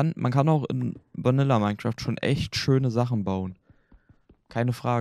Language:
German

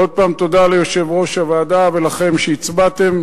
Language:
Hebrew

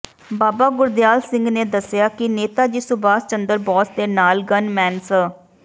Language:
Punjabi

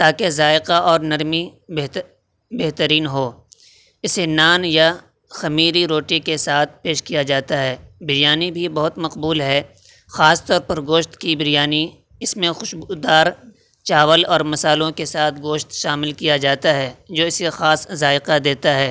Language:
Urdu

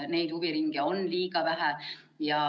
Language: Estonian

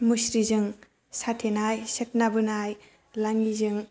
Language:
Bodo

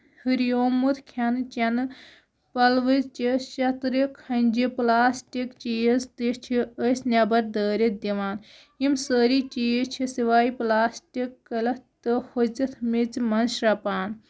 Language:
Kashmiri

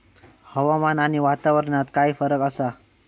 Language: Marathi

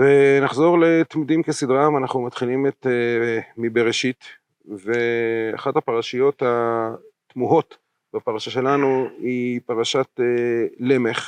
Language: Hebrew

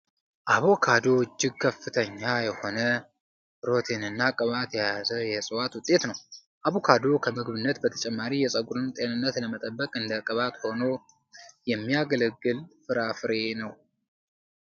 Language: Amharic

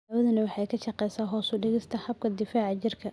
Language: Somali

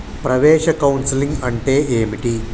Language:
Telugu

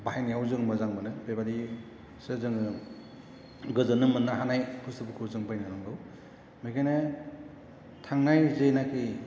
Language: Bodo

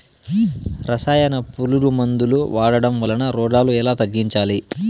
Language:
Telugu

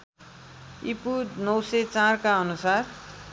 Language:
Nepali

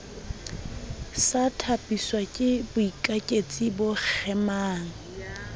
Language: Southern Sotho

